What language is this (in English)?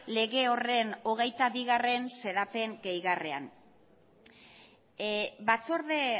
Basque